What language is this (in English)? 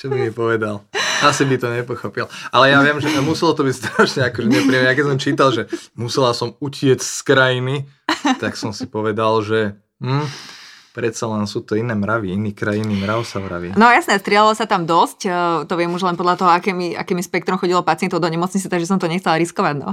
Slovak